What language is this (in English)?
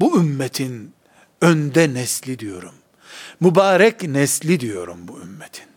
Turkish